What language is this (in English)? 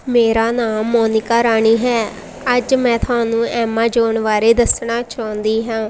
Punjabi